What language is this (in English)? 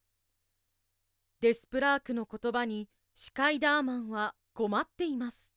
Japanese